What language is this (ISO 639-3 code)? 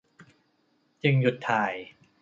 tha